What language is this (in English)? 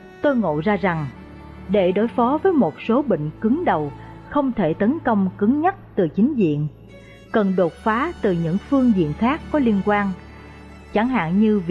Vietnamese